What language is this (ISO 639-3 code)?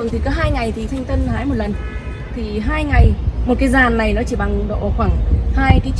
vie